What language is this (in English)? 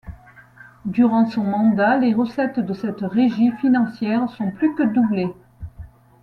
French